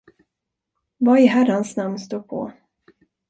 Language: Swedish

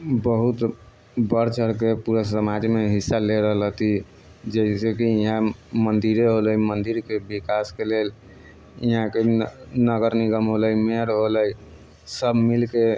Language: Maithili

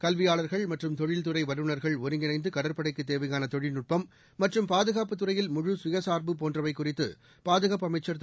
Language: Tamil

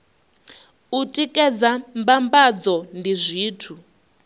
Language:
Venda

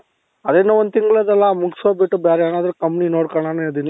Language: Kannada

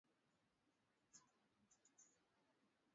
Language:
Swahili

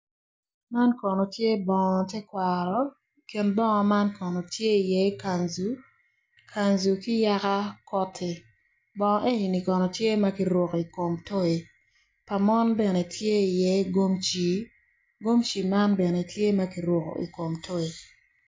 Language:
Acoli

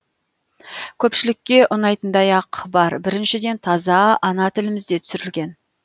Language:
Kazakh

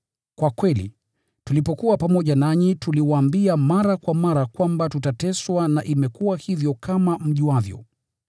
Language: Swahili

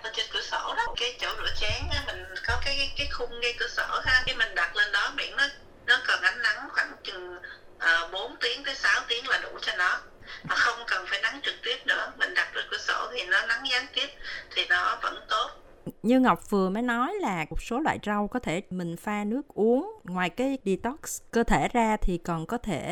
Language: Vietnamese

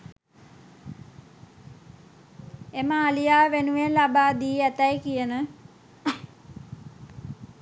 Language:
Sinhala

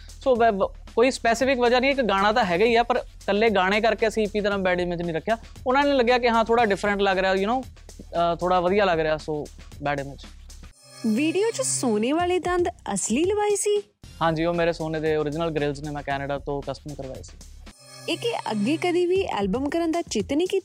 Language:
Punjabi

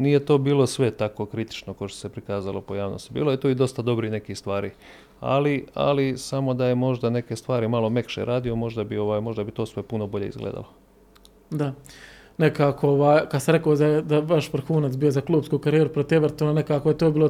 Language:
Croatian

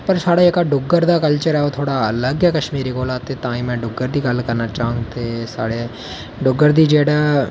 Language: Dogri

